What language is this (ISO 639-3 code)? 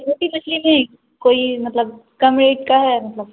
urd